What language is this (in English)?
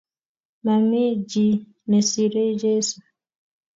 Kalenjin